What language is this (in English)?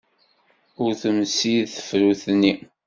Kabyle